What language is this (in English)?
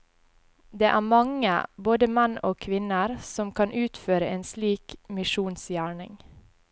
Norwegian